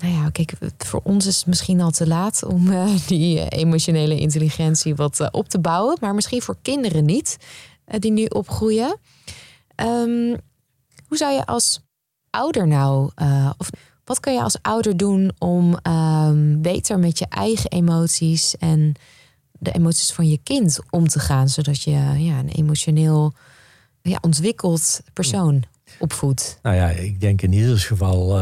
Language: Dutch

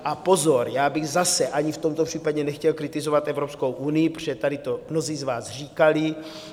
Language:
Czech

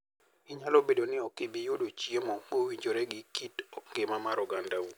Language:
Luo (Kenya and Tanzania)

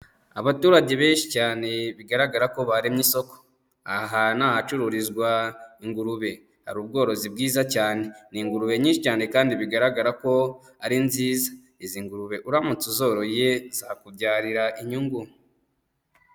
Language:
Kinyarwanda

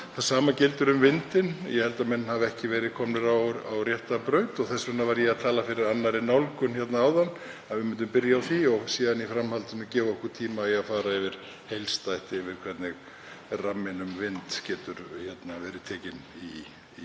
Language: Icelandic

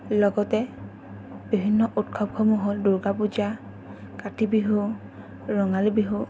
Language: Assamese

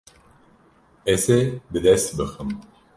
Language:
Kurdish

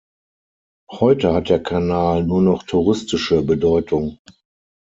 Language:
German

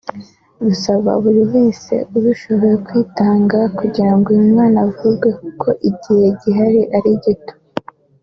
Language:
Kinyarwanda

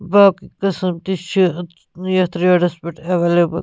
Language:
Kashmiri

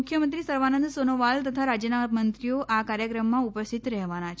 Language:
Gujarati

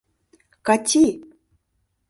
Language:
Mari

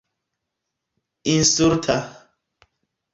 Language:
Esperanto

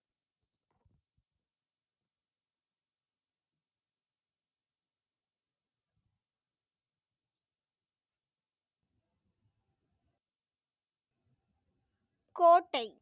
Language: Tamil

